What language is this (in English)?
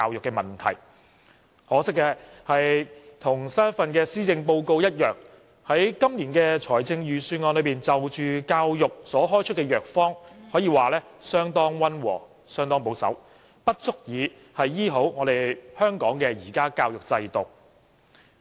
Cantonese